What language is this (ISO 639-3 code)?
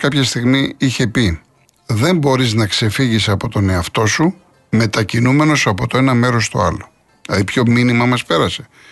ell